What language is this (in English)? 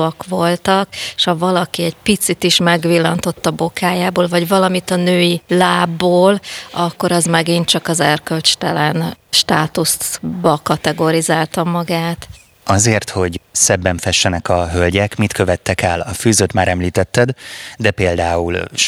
Hungarian